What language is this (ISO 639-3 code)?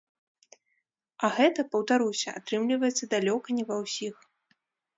bel